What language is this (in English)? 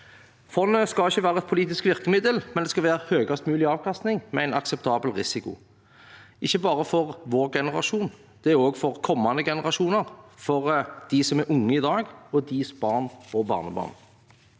Norwegian